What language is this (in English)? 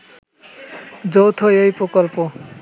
Bangla